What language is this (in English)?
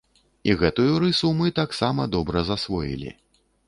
Belarusian